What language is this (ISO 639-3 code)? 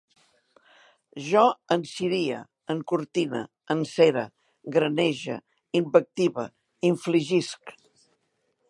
cat